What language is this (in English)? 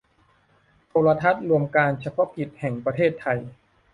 Thai